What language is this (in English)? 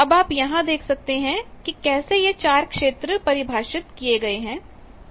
Hindi